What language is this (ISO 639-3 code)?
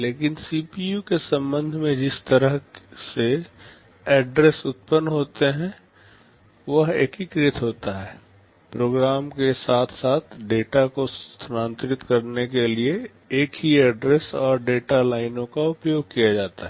hin